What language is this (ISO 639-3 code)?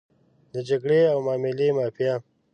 pus